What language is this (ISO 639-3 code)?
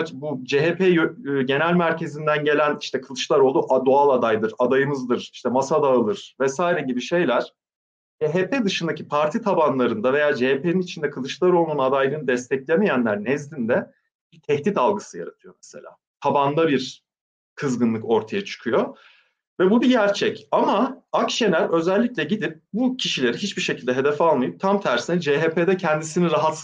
tur